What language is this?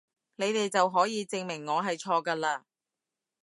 Cantonese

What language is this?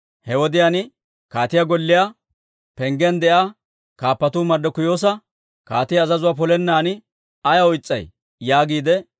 Dawro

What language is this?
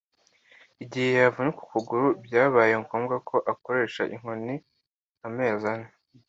Kinyarwanda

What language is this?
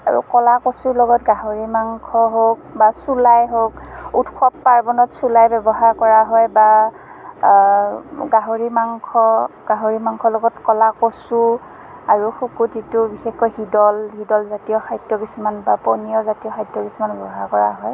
Assamese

